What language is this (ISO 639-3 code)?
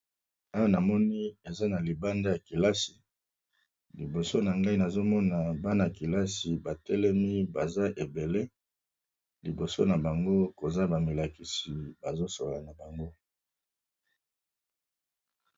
lin